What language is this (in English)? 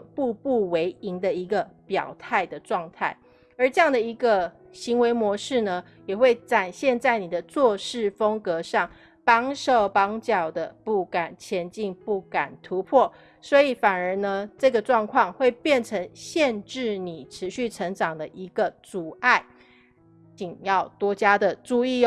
Chinese